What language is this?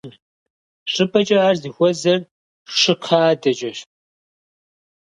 Kabardian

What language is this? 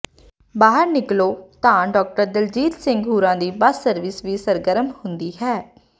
Punjabi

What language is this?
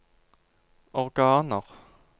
Norwegian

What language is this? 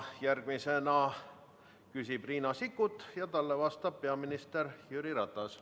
Estonian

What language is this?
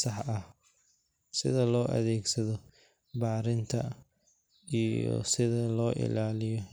Somali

